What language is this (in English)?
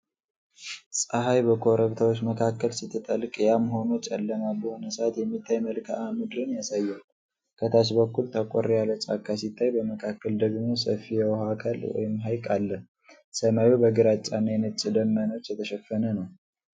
Amharic